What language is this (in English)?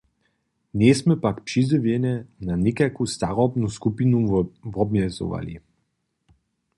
Upper Sorbian